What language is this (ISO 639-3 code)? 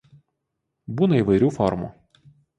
lit